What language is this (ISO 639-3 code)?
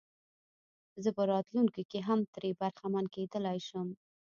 pus